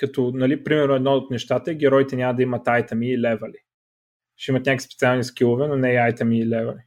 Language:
Bulgarian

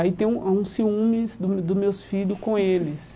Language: Portuguese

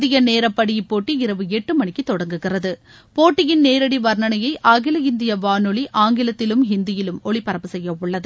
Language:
Tamil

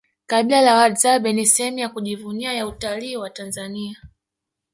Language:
Swahili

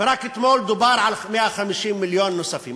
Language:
Hebrew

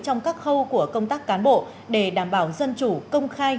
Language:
Vietnamese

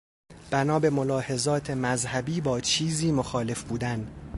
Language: Persian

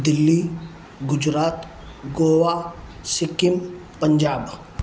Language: Sindhi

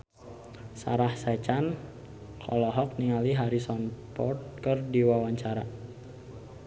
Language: Sundanese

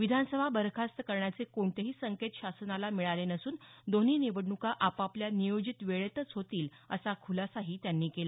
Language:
Marathi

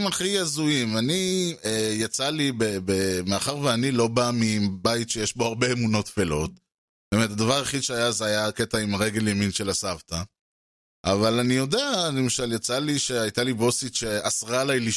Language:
Hebrew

